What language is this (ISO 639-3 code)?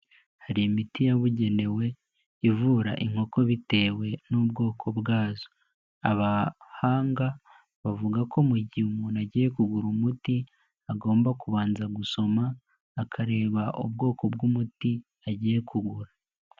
kin